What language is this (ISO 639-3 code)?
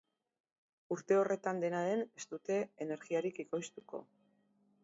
eus